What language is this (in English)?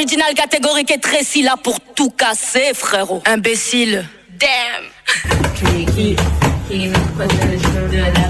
French